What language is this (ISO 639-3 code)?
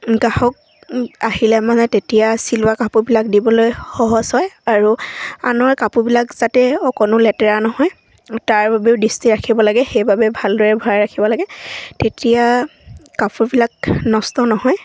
asm